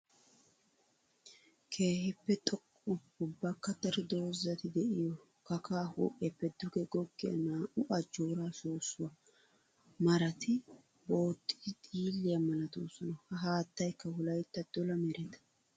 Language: Wolaytta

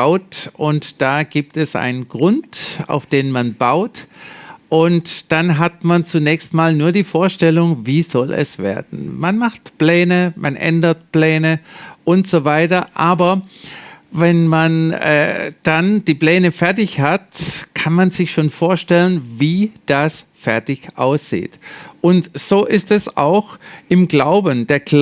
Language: German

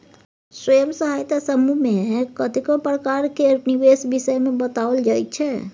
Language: Maithili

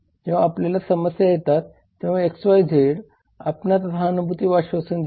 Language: Marathi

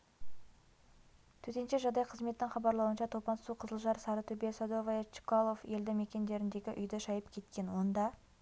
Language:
Kazakh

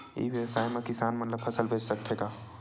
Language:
Chhattisgarhi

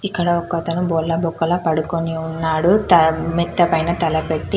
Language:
Telugu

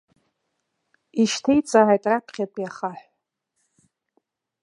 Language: Abkhazian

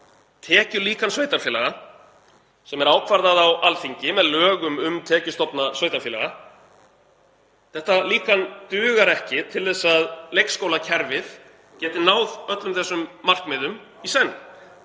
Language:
Icelandic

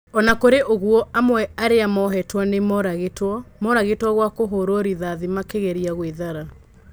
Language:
Kikuyu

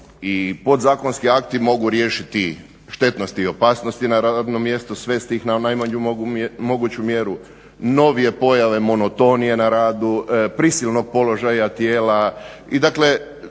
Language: Croatian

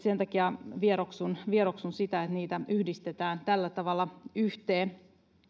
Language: Finnish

